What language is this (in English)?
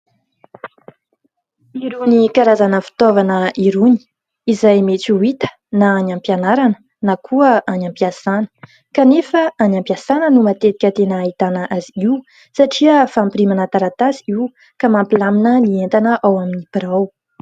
Malagasy